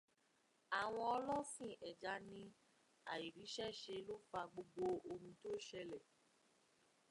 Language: Yoruba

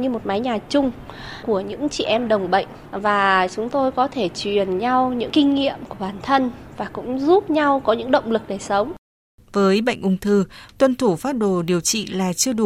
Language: Vietnamese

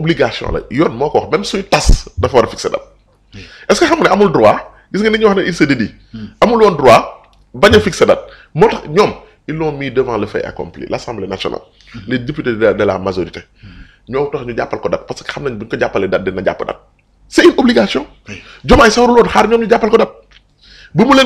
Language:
French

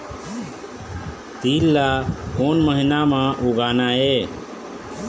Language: Chhattisgarhi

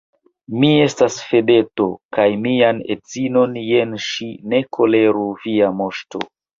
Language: Esperanto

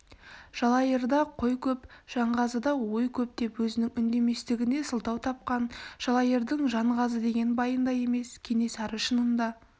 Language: Kazakh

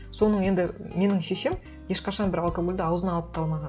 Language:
Kazakh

